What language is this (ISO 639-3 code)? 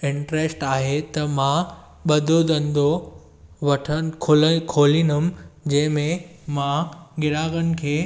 snd